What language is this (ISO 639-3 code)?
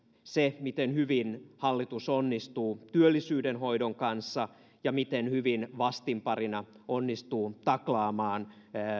fin